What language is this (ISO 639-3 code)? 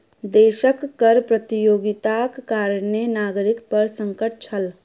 mai